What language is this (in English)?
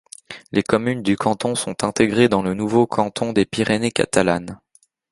French